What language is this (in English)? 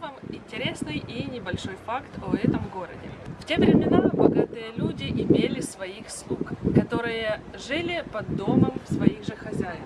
Russian